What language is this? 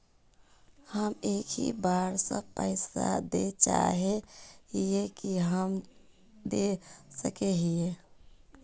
Magahi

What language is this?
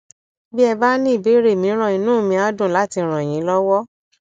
Yoruba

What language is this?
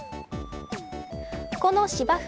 Japanese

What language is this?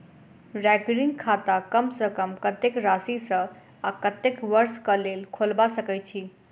Maithili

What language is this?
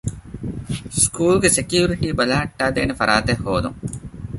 Divehi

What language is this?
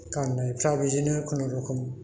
Bodo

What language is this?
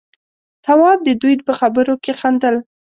Pashto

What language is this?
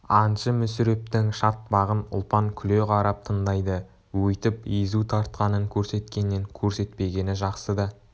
Kazakh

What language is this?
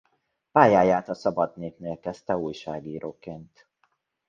Hungarian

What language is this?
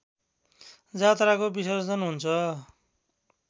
Nepali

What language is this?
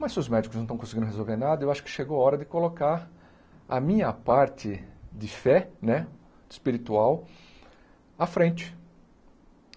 Portuguese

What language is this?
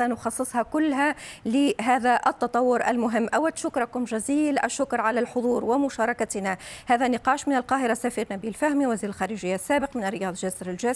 Arabic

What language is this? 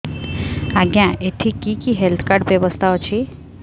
Odia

